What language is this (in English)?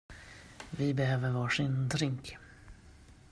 Swedish